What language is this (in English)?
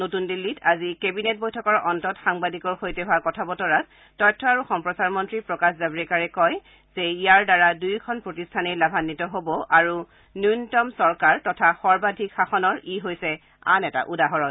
Assamese